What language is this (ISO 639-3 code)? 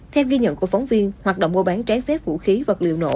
vie